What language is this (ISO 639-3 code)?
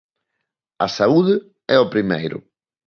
glg